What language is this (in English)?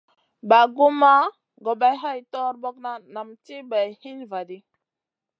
Masana